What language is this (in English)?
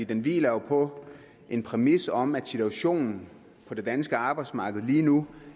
Danish